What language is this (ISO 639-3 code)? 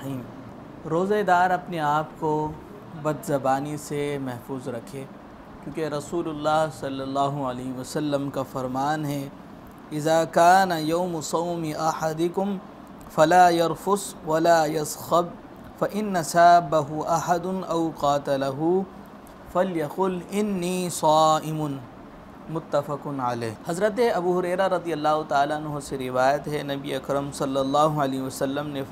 ara